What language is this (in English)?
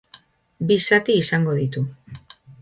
Basque